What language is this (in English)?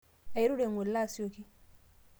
Masai